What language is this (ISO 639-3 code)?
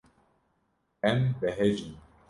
kur